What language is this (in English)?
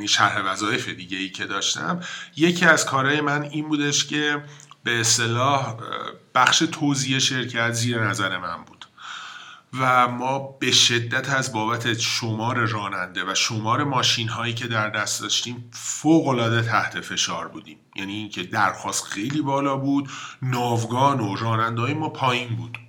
Persian